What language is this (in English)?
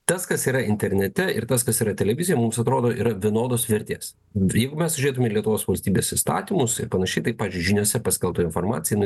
Lithuanian